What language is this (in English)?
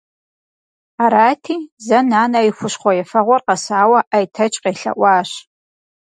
Kabardian